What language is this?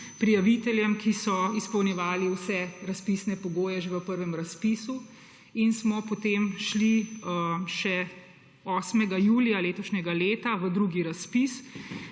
Slovenian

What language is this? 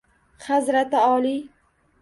Uzbek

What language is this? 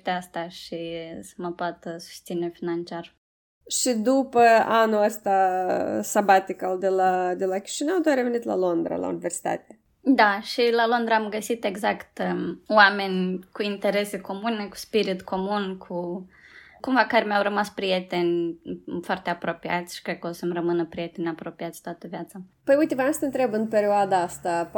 Romanian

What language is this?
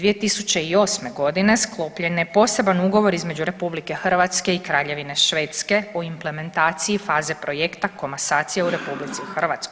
Croatian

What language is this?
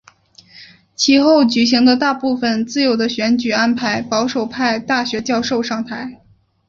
Chinese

